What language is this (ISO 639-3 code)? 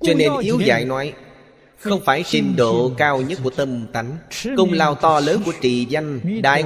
vie